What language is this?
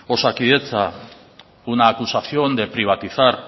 Spanish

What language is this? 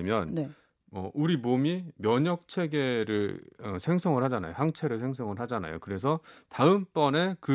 Korean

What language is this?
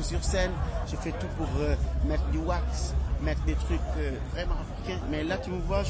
French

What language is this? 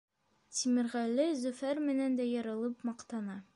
Bashkir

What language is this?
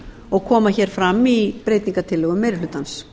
Icelandic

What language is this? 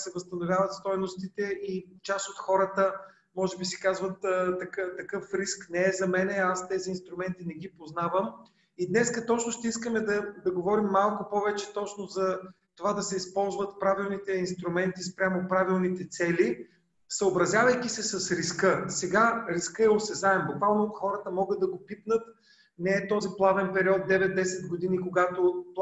Bulgarian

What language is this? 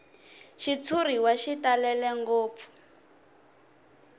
Tsonga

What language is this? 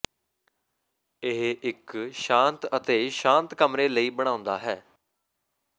Punjabi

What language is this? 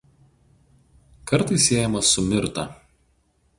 Lithuanian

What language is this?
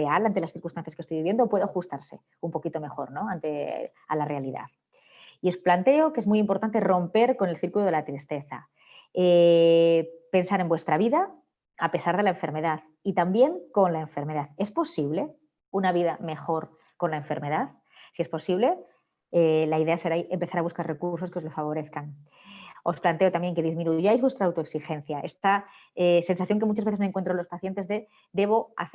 Spanish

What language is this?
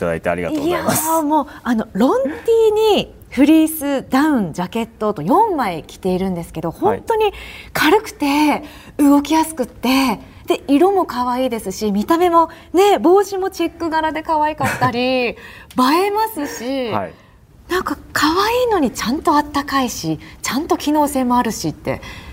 Japanese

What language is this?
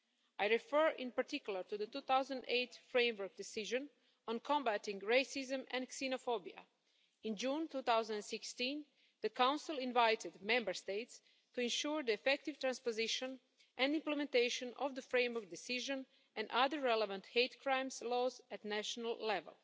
English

